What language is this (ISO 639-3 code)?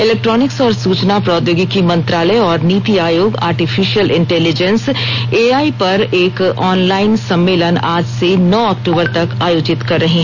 hin